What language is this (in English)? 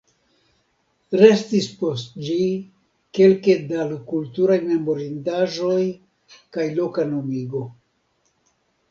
Esperanto